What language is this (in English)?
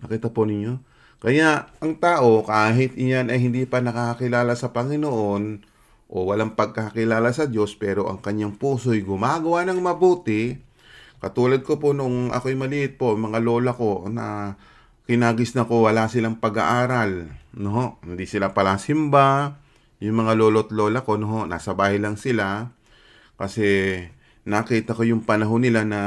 Filipino